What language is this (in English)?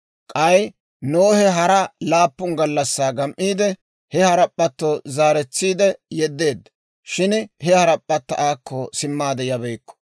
Dawro